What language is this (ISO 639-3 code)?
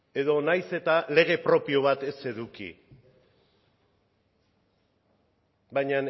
eus